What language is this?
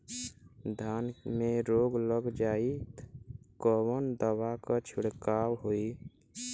Bhojpuri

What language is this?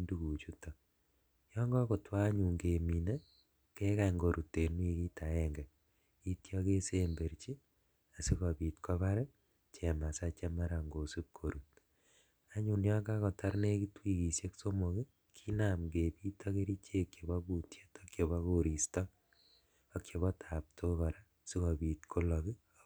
Kalenjin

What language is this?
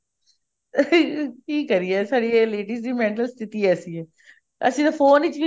Punjabi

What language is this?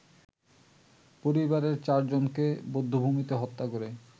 Bangla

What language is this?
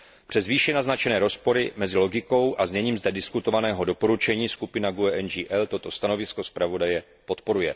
Czech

